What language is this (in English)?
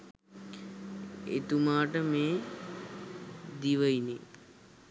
Sinhala